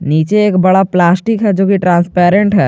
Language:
Hindi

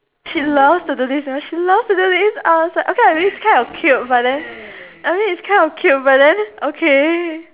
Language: English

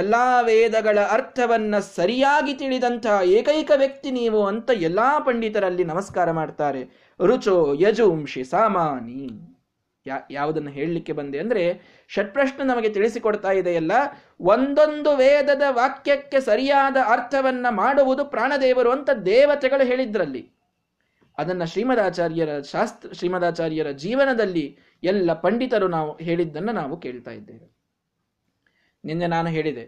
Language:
Kannada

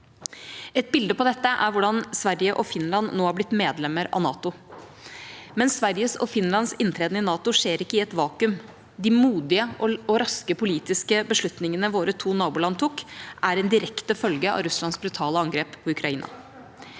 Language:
Norwegian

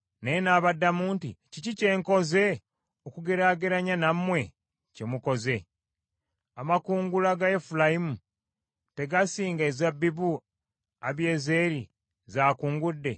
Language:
Ganda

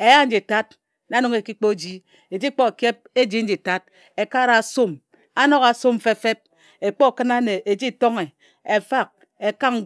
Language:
Ejagham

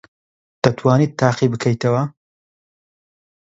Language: Central Kurdish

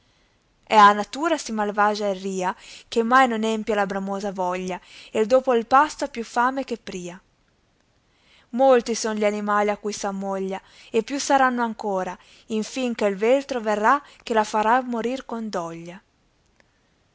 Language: Italian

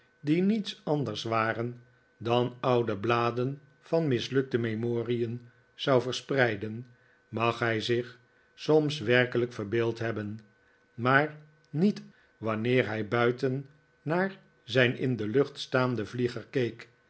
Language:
Dutch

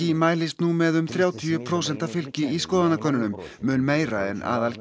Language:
Icelandic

